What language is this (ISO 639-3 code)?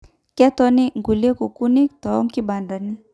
mas